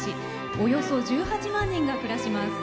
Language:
Japanese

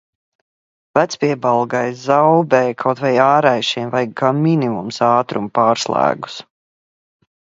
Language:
Latvian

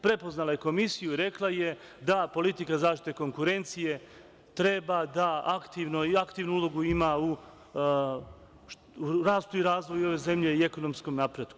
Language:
Serbian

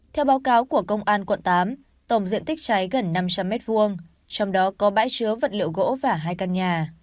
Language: Vietnamese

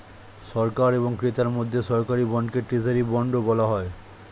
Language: Bangla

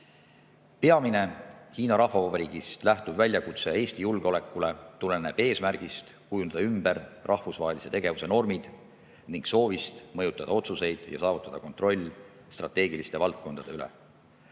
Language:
Estonian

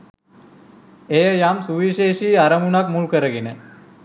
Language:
Sinhala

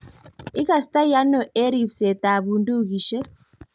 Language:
Kalenjin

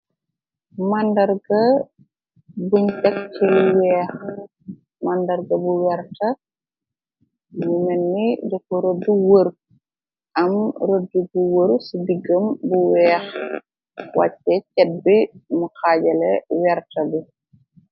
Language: Wolof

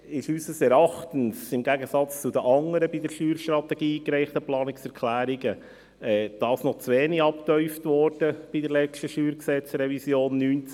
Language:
Swiss German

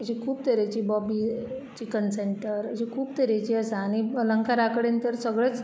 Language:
Konkani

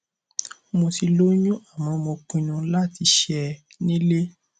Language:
Yoruba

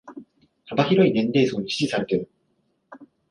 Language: Japanese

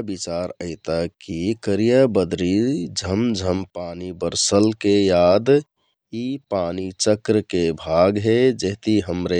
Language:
Kathoriya Tharu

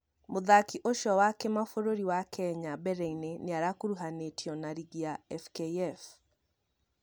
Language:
Kikuyu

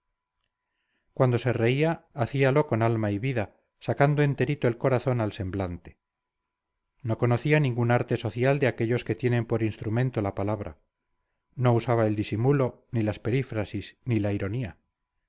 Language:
Spanish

